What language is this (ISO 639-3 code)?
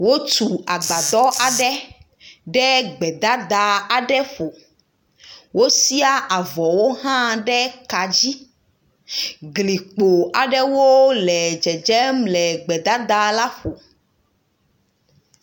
ewe